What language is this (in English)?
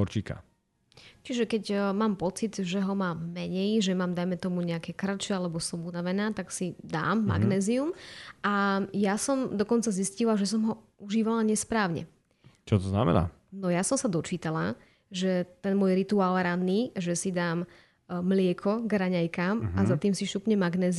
Slovak